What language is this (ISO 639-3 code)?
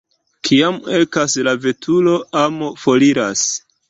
epo